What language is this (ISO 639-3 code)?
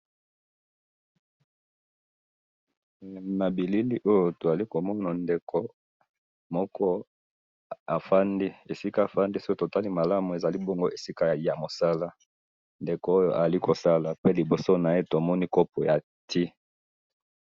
lin